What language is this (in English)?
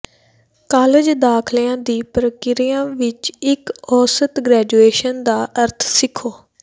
Punjabi